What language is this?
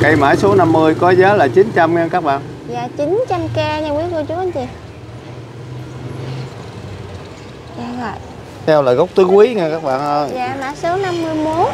Vietnamese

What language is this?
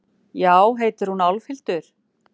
Icelandic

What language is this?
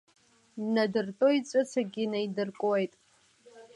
Abkhazian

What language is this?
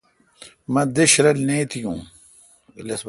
Kalkoti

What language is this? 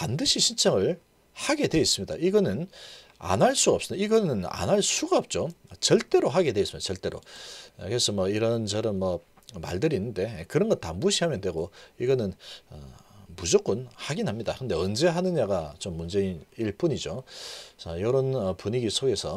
Korean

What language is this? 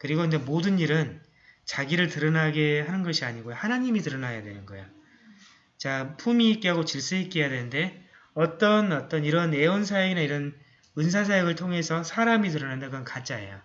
Korean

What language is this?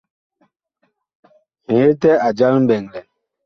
Bakoko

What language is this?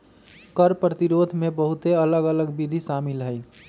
Magahi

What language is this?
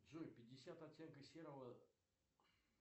Russian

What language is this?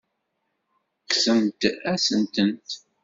Kabyle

